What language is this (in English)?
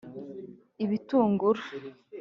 Kinyarwanda